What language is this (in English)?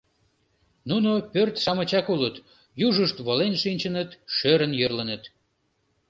Mari